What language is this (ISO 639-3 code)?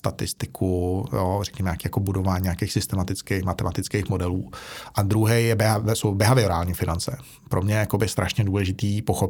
ces